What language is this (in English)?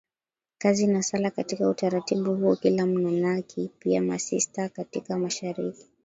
Swahili